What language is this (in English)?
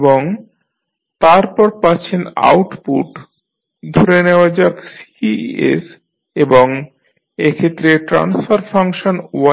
Bangla